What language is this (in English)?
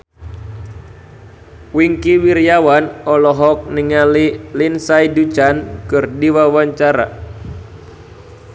Sundanese